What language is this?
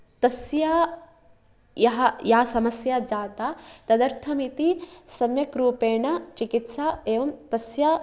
Sanskrit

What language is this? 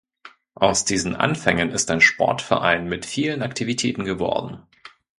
German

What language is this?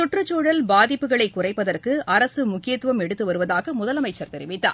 Tamil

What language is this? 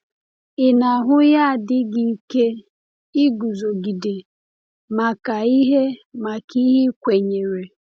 Igbo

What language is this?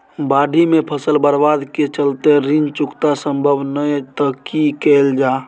Maithili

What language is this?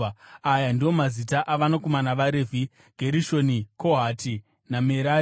Shona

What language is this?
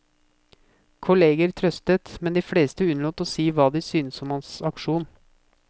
Norwegian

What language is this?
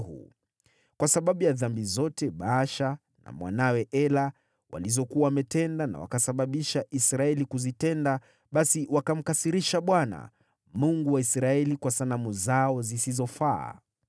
Swahili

